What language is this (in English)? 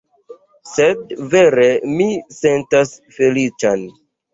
Esperanto